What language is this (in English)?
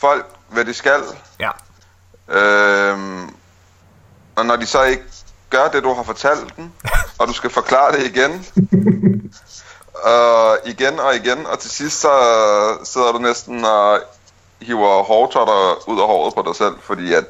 Danish